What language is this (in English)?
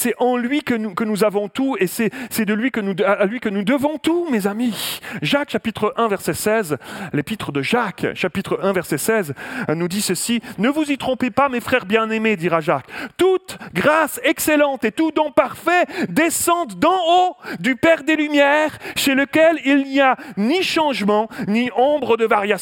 French